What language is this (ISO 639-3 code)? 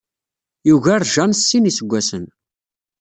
kab